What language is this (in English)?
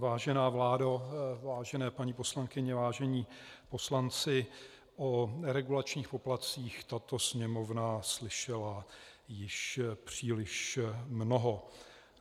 Czech